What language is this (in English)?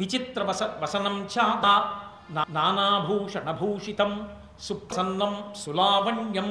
Telugu